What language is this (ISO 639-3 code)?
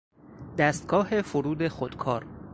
fas